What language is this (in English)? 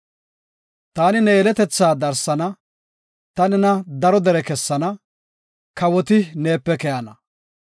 Gofa